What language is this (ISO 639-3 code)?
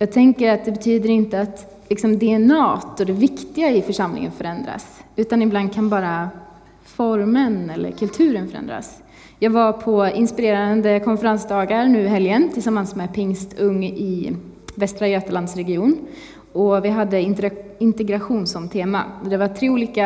swe